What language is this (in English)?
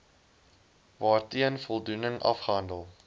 Afrikaans